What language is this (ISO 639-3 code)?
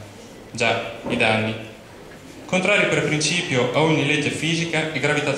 ita